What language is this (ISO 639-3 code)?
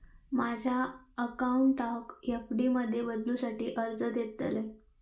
mar